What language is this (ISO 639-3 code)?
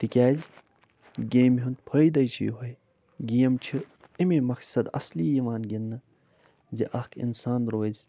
kas